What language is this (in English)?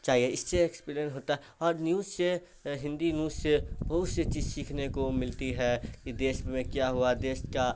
Urdu